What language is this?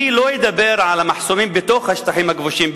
Hebrew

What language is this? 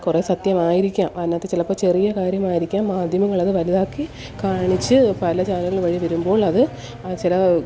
Malayalam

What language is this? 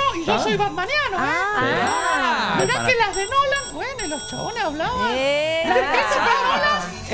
Spanish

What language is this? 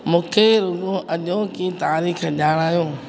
Sindhi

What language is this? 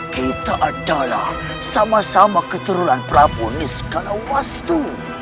Indonesian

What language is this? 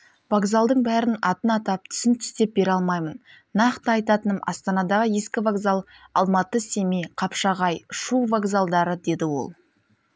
Kazakh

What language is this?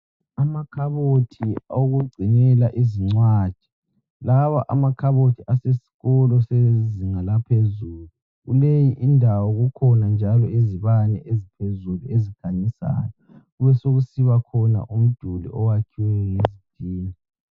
North Ndebele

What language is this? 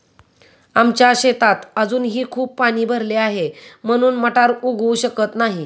Marathi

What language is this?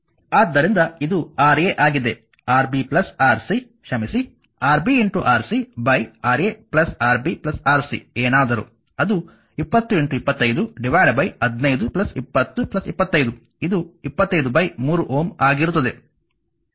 Kannada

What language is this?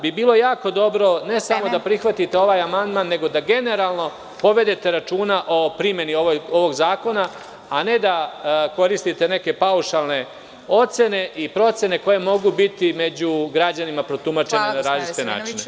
Serbian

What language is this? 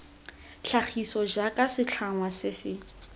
Tswana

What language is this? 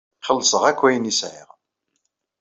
Kabyle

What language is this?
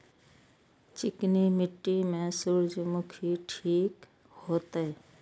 Maithili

